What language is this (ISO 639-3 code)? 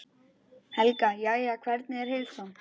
isl